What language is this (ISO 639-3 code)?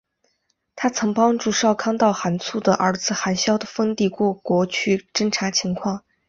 zho